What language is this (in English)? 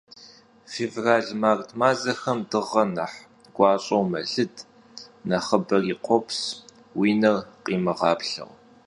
Kabardian